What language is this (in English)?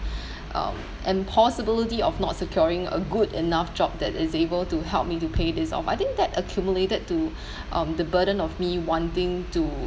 English